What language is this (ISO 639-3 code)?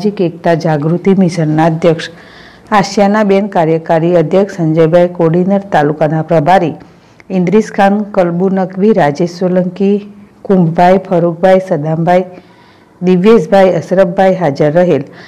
hin